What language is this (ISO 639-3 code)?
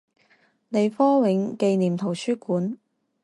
zho